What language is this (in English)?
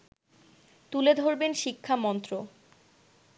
Bangla